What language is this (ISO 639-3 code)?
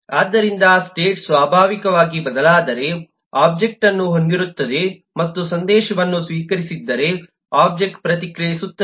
kan